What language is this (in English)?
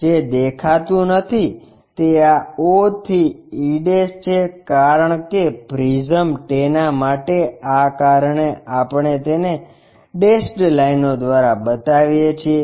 Gujarati